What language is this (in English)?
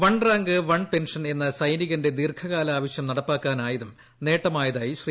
Malayalam